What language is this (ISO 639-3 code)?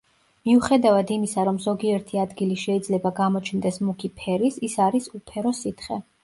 kat